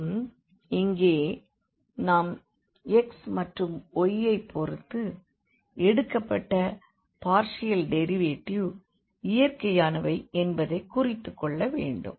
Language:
Tamil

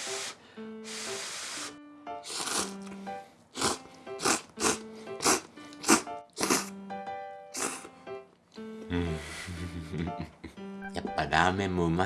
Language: Japanese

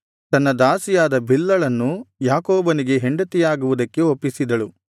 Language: Kannada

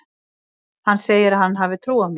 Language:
Icelandic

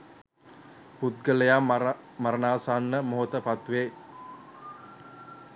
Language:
Sinhala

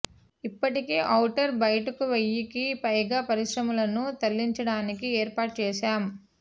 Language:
Telugu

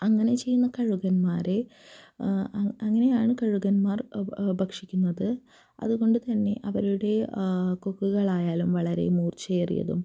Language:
Malayalam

